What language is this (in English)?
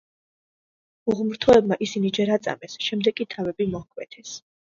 Georgian